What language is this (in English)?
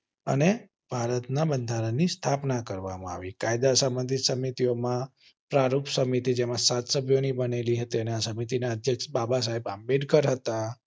Gujarati